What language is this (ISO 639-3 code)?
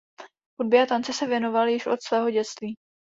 ces